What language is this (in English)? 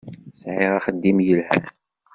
Kabyle